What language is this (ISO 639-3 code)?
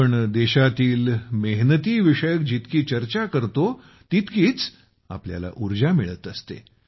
mar